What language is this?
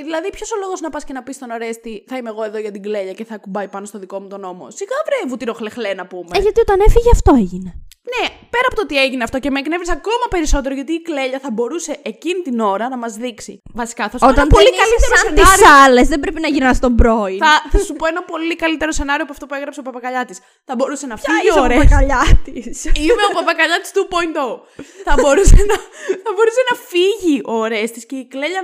Greek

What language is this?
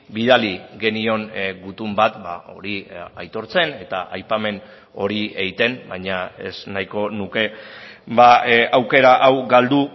Basque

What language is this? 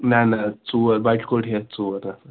Kashmiri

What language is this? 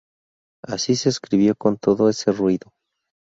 Spanish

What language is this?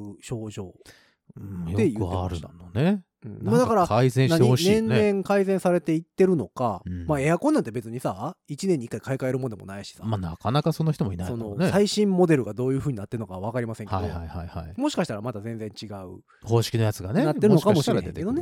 Japanese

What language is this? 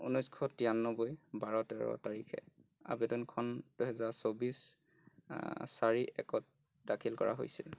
Assamese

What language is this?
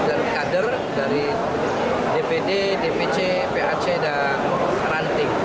Indonesian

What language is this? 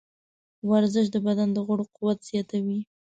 Pashto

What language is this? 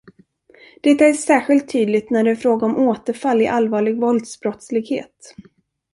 Swedish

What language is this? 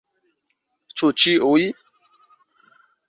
Esperanto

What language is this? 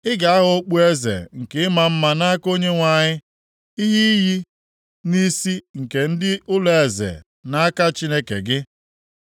Igbo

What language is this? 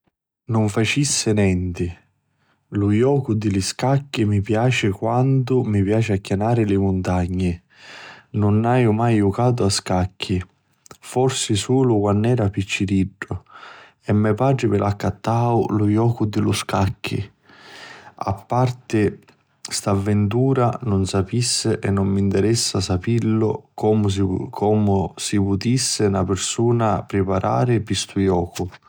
Sicilian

